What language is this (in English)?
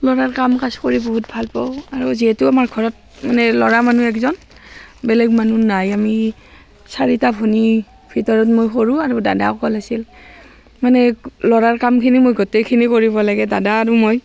Assamese